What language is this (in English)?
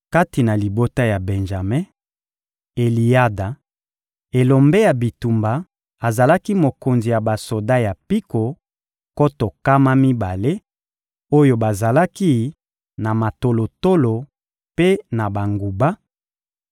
Lingala